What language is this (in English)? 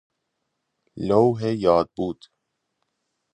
Persian